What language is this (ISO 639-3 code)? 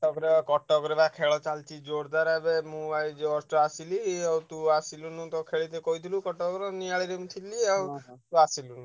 ori